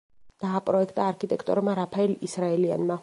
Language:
Georgian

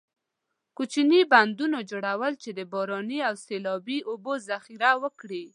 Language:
Pashto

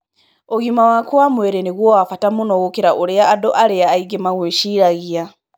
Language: Kikuyu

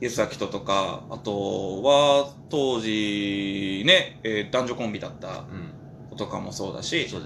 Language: Japanese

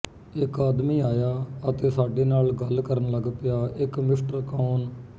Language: Punjabi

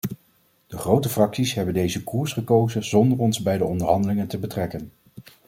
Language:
Dutch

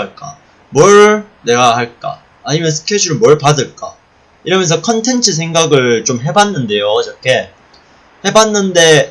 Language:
Korean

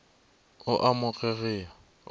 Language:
Northern Sotho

